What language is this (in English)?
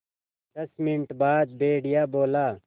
Hindi